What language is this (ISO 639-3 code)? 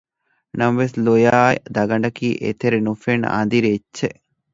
div